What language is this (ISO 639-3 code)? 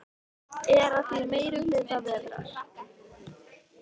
isl